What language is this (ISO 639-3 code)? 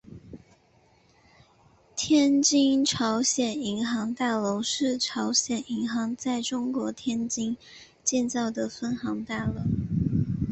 zho